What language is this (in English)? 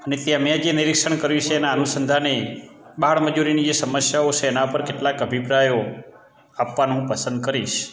Gujarati